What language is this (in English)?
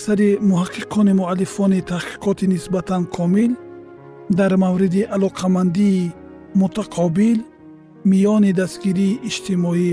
Persian